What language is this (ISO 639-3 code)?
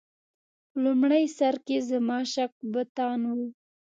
pus